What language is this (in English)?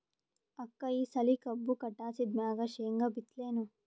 Kannada